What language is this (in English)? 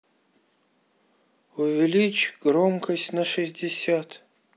Russian